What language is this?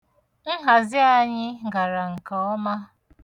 Igbo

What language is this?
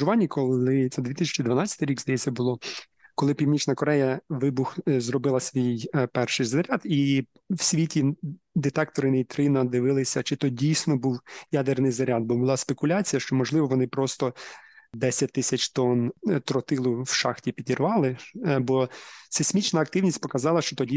Ukrainian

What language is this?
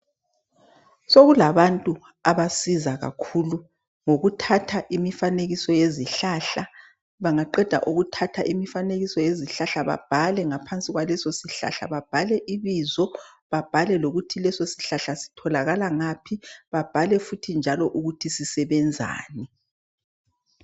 North Ndebele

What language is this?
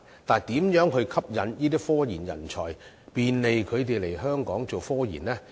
Cantonese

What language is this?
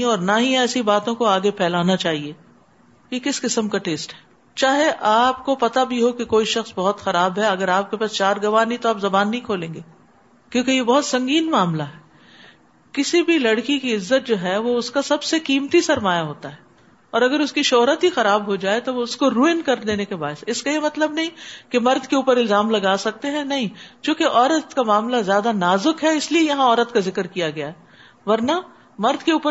Urdu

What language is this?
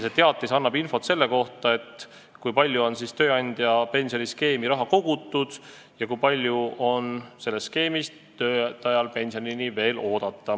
Estonian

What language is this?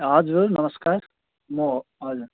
Nepali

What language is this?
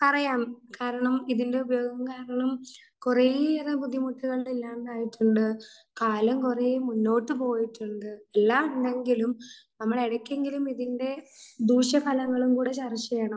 Malayalam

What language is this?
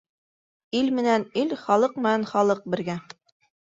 Bashkir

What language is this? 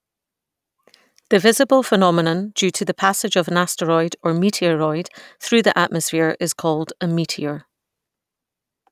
English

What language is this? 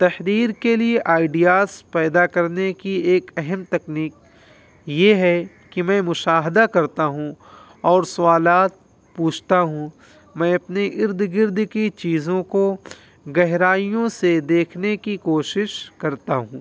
Urdu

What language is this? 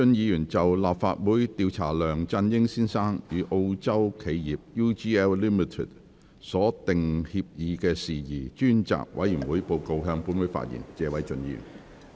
Cantonese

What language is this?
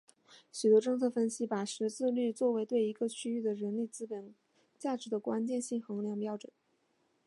Chinese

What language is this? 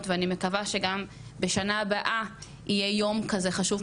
Hebrew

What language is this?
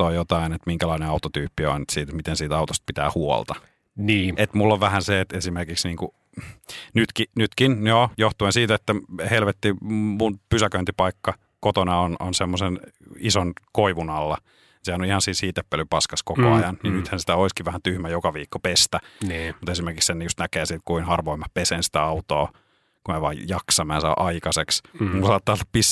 Finnish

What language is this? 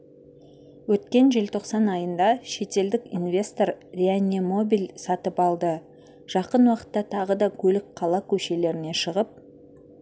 Kazakh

